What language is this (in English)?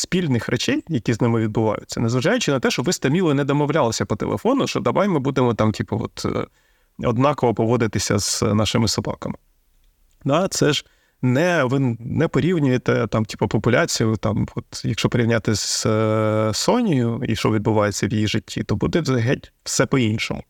Ukrainian